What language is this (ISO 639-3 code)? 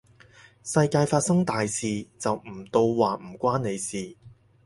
yue